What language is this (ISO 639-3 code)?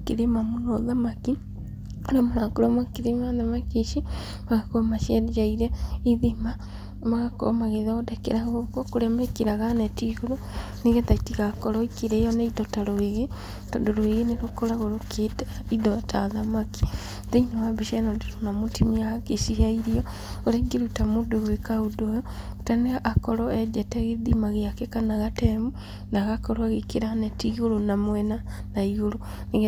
kik